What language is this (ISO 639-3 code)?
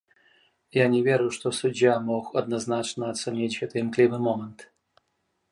bel